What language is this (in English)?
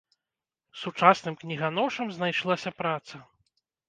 Belarusian